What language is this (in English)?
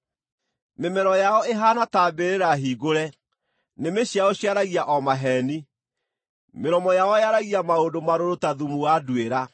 Kikuyu